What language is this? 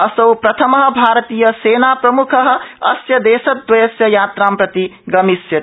Sanskrit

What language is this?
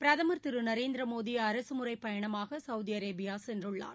Tamil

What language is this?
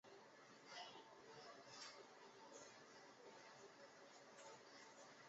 Chinese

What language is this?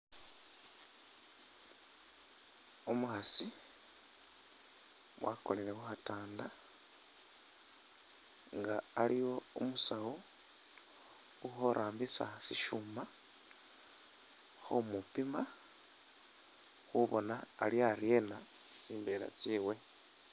Masaaba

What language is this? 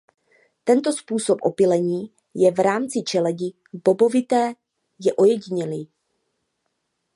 Czech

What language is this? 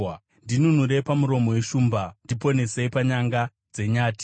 Shona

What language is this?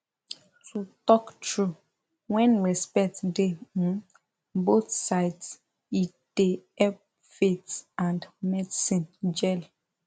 Nigerian Pidgin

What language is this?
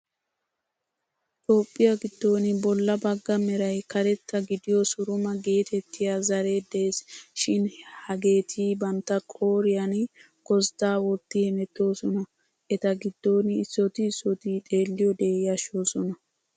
Wolaytta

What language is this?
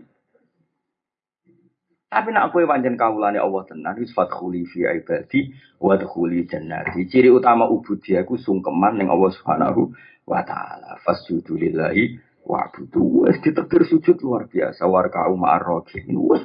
Indonesian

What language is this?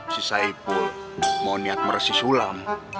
Indonesian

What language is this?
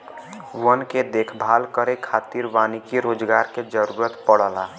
Bhojpuri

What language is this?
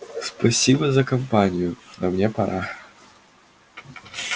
Russian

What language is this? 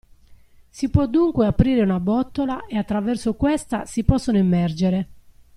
Italian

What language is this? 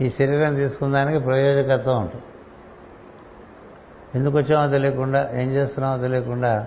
Telugu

